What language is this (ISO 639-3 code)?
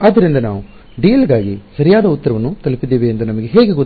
kan